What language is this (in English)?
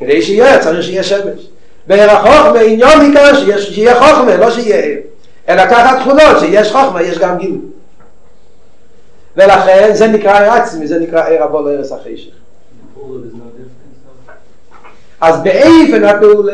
Hebrew